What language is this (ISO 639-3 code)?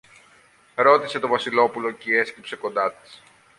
ell